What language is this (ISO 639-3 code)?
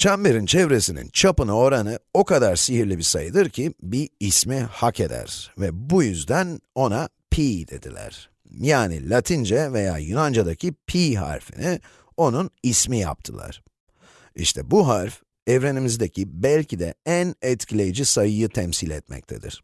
tur